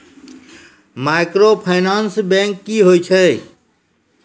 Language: Maithili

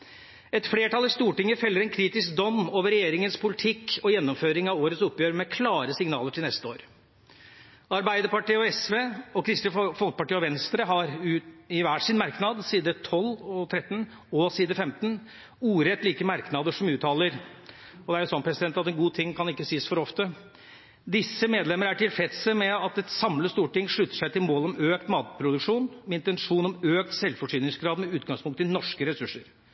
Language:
Norwegian Bokmål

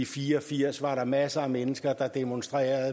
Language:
Danish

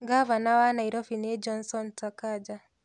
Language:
Kikuyu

